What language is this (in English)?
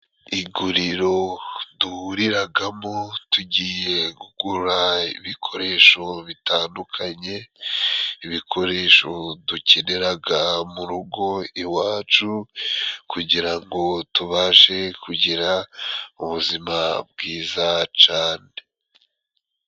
Kinyarwanda